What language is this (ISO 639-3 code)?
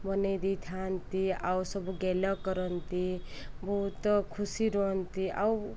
ori